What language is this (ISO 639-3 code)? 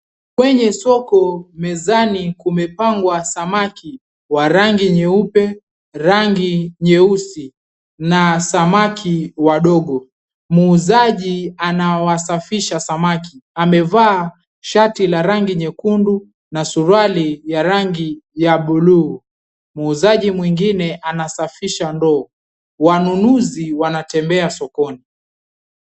swa